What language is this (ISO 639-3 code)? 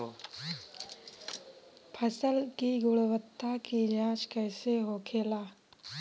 bho